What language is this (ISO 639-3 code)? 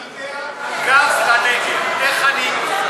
heb